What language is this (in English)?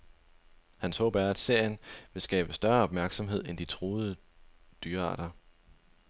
Danish